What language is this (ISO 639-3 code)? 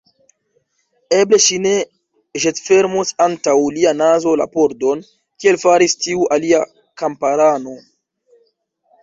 epo